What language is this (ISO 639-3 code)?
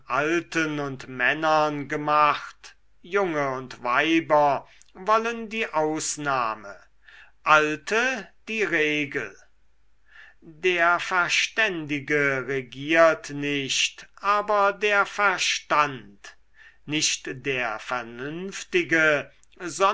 deu